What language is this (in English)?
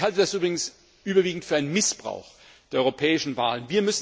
German